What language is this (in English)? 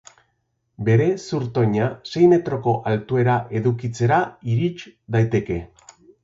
Basque